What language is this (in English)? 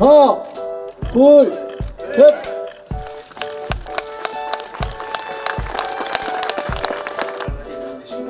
Korean